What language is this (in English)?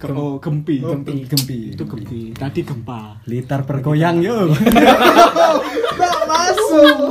Indonesian